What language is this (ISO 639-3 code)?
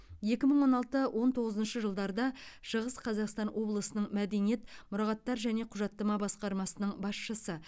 kaz